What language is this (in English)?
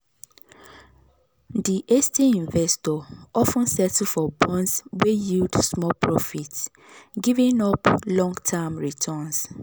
Nigerian Pidgin